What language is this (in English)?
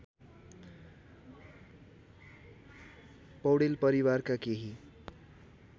Nepali